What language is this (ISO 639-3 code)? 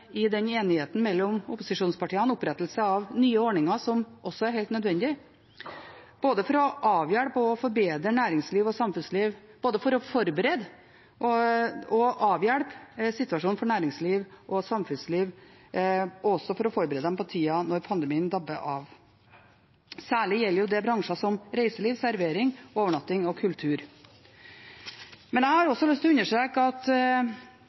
nob